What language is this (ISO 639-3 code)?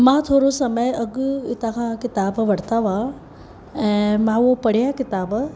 snd